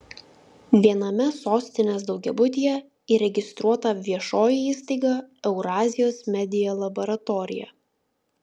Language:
Lithuanian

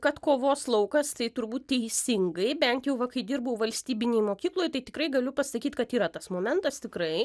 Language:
Lithuanian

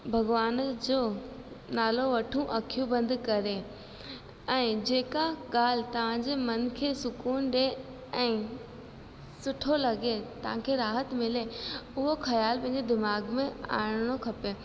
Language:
Sindhi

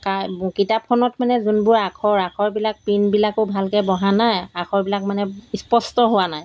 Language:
Assamese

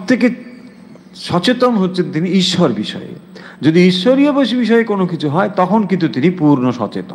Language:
Bangla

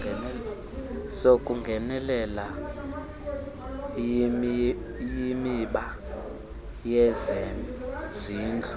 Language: Xhosa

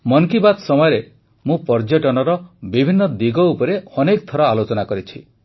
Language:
Odia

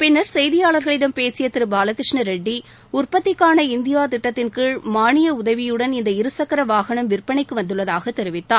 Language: Tamil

